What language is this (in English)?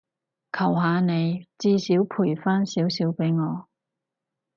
Cantonese